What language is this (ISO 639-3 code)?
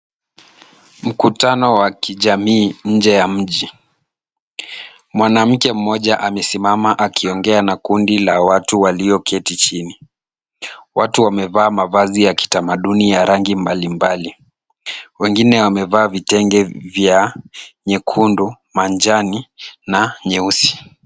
swa